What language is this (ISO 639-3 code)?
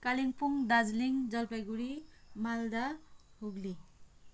nep